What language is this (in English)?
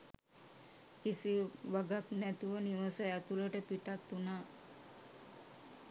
Sinhala